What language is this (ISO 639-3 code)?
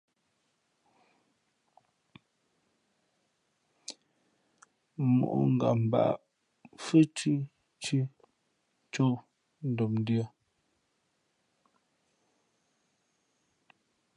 fmp